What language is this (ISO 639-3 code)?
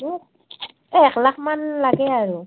asm